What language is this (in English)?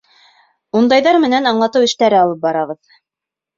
Bashkir